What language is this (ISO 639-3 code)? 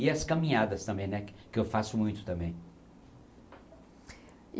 por